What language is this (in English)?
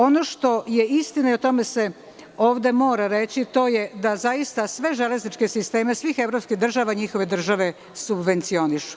Serbian